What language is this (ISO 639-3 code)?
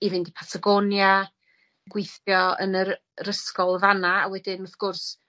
cym